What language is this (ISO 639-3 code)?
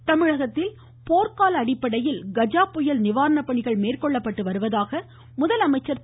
tam